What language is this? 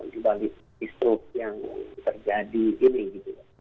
Indonesian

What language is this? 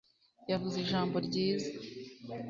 Kinyarwanda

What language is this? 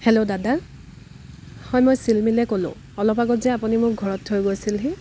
Assamese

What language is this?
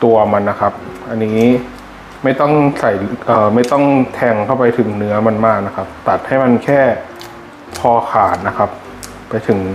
Thai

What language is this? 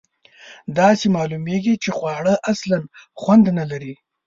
Pashto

